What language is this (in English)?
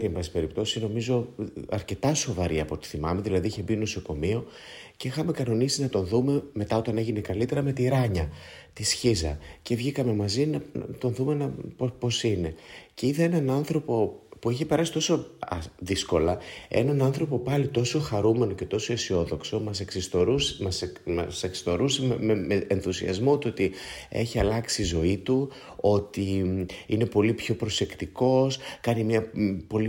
Greek